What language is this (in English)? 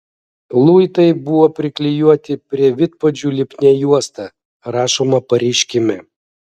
Lithuanian